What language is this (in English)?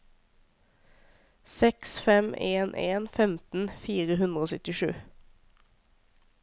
Norwegian